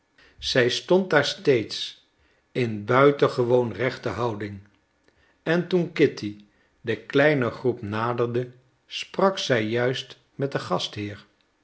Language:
Dutch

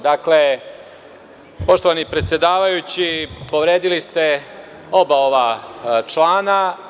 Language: Serbian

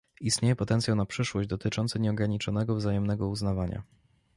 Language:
Polish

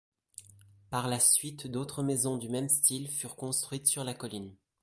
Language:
French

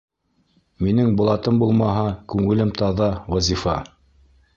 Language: Bashkir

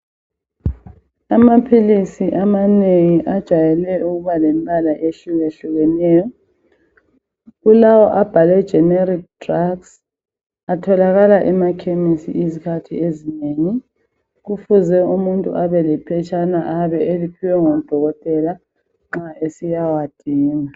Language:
North Ndebele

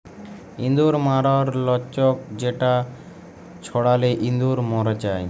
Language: Bangla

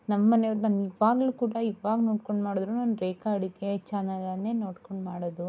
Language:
Kannada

